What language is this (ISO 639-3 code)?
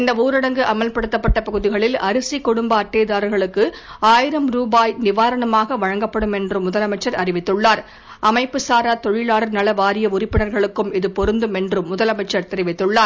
tam